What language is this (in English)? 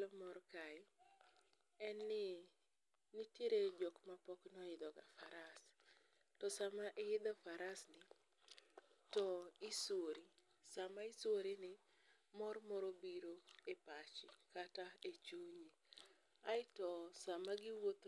Luo (Kenya and Tanzania)